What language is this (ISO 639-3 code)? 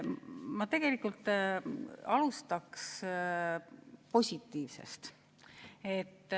est